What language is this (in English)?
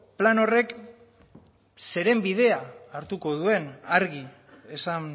Basque